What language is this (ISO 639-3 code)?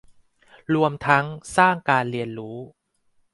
tha